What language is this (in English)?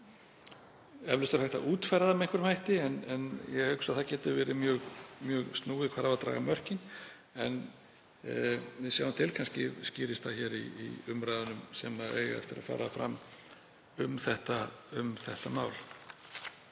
Icelandic